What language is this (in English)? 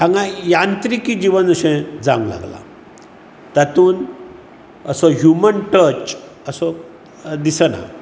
Konkani